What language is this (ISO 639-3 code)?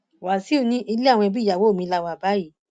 yor